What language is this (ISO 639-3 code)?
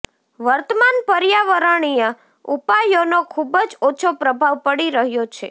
guj